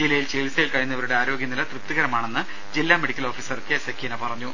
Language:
Malayalam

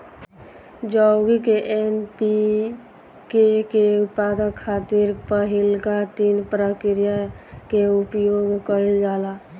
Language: Bhojpuri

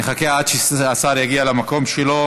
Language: Hebrew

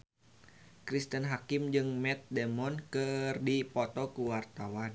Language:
Sundanese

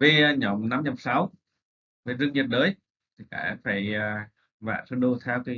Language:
Vietnamese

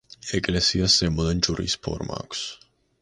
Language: Georgian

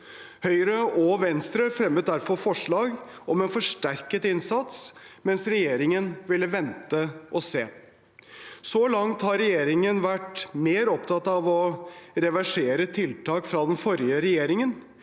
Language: Norwegian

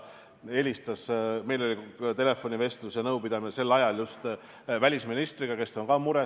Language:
Estonian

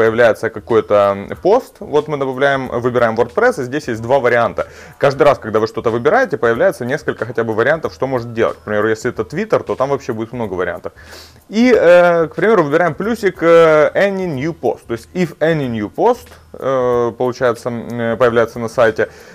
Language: Russian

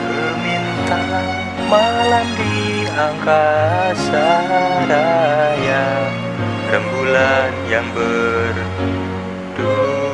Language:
English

